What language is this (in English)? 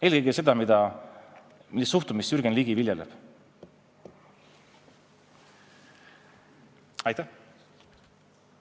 Estonian